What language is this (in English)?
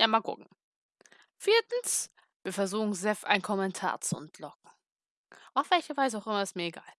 German